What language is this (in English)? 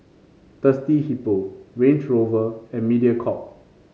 English